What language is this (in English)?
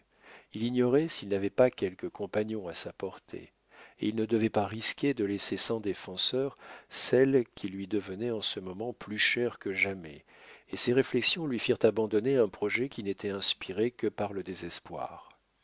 French